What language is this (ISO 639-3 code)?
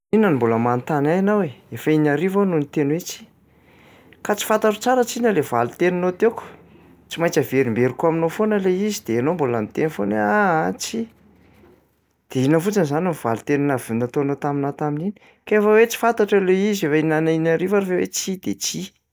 mlg